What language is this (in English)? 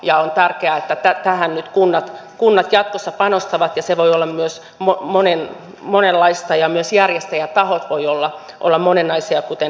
Finnish